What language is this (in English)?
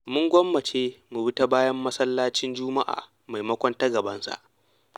Hausa